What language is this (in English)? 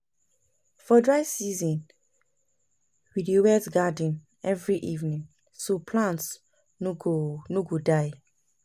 Nigerian Pidgin